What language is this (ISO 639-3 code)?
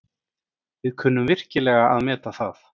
isl